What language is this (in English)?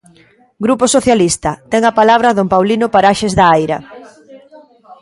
Galician